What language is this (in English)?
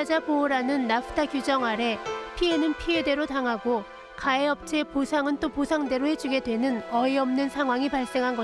Korean